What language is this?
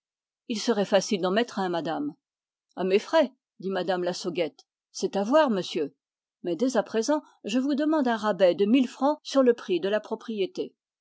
French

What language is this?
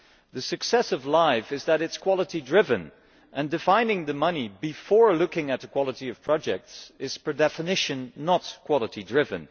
English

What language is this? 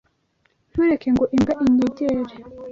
Kinyarwanda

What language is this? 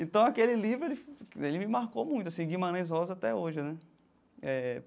Portuguese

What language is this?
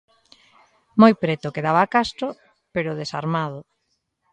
Galician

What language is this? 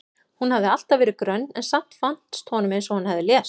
Icelandic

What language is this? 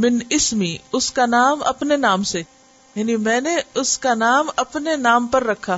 Urdu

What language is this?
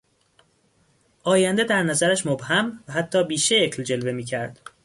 Persian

